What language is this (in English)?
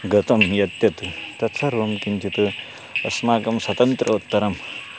Sanskrit